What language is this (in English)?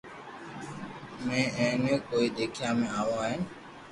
Loarki